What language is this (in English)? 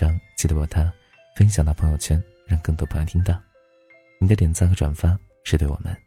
Chinese